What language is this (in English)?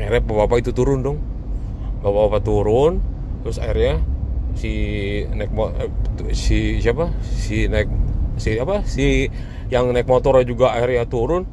Indonesian